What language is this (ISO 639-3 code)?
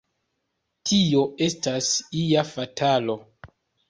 epo